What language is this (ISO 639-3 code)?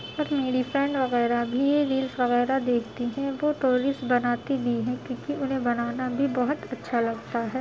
urd